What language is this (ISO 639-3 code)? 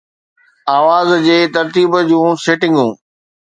snd